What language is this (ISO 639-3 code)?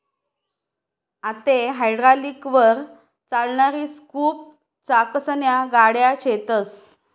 mar